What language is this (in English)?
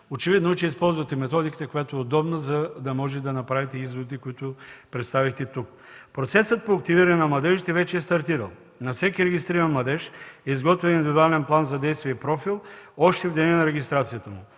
Bulgarian